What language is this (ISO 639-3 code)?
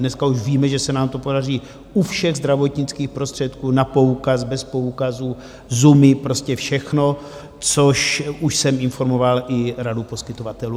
ces